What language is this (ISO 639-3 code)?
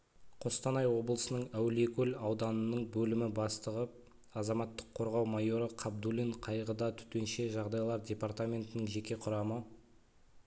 kaz